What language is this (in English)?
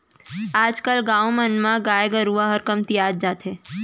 Chhattisgarhi